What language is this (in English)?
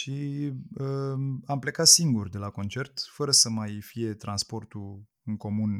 Romanian